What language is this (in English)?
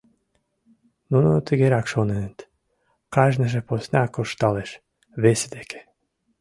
Mari